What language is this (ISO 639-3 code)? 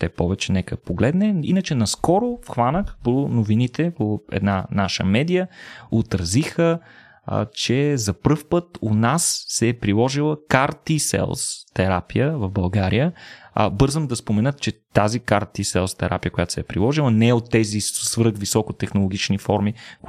bul